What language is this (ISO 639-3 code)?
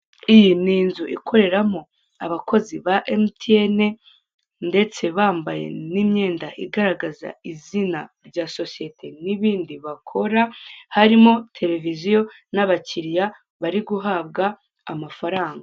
kin